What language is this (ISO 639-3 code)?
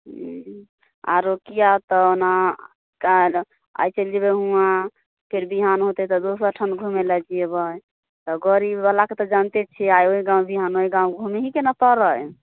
mai